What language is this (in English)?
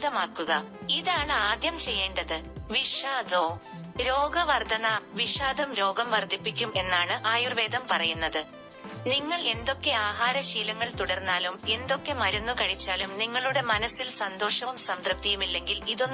Malayalam